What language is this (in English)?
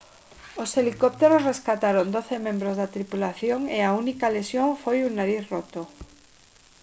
Galician